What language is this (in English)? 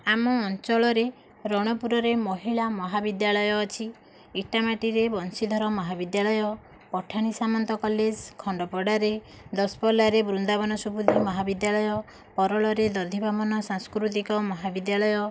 Odia